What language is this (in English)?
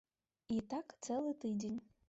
Belarusian